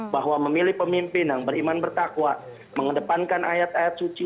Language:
Indonesian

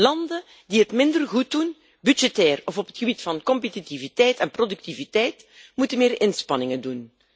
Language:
Dutch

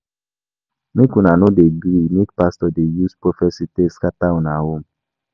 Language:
Nigerian Pidgin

